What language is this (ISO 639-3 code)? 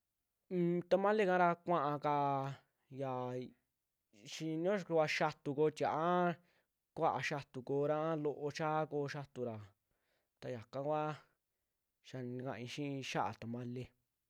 jmx